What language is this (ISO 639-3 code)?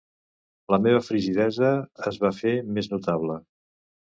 cat